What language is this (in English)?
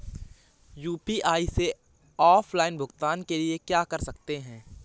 Hindi